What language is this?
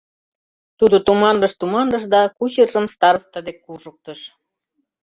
Mari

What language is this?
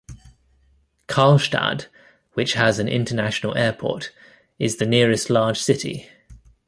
English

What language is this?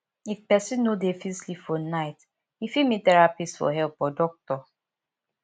Nigerian Pidgin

